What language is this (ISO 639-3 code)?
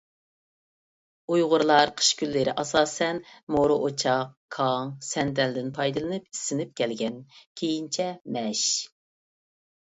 uig